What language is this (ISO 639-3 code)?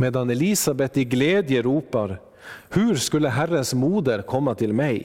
swe